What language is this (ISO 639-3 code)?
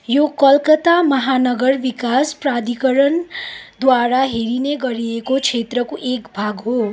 nep